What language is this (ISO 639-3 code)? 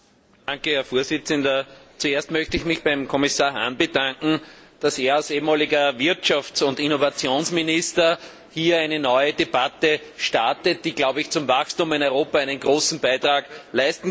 deu